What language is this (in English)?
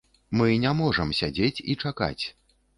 Belarusian